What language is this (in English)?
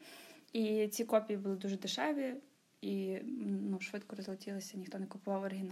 Ukrainian